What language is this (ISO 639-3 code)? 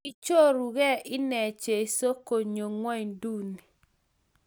kln